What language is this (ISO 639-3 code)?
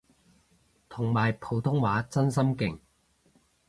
yue